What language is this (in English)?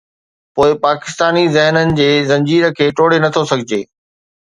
Sindhi